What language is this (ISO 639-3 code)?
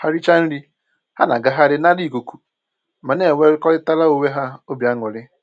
ibo